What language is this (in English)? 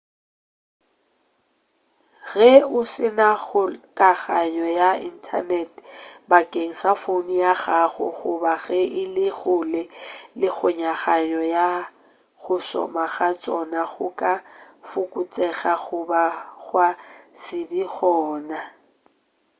Northern Sotho